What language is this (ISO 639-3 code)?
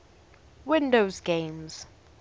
eng